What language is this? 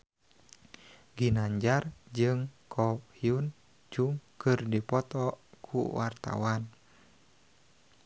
Sundanese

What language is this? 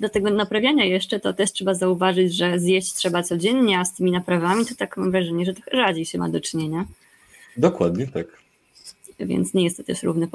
Polish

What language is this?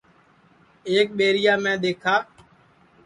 Sansi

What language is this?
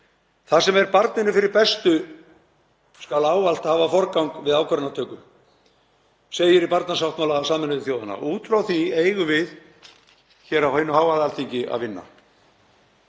Icelandic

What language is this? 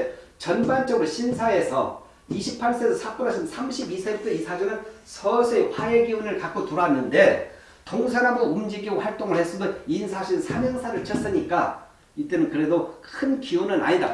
Korean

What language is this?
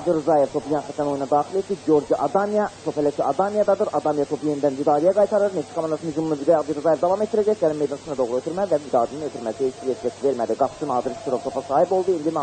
Turkish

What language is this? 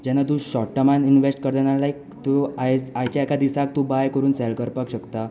Konkani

